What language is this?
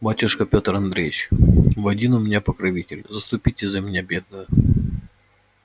Russian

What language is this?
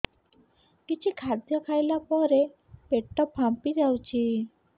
Odia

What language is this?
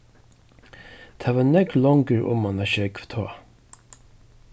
Faroese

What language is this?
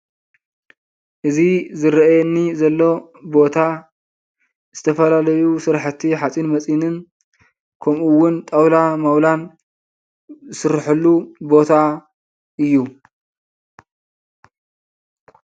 Tigrinya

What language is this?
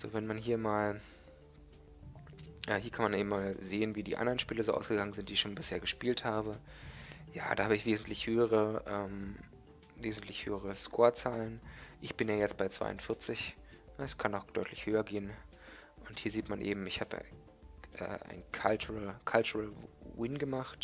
German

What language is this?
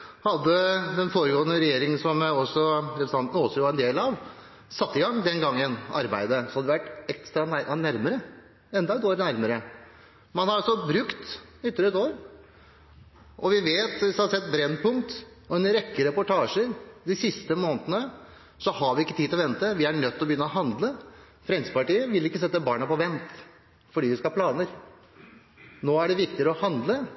Norwegian Bokmål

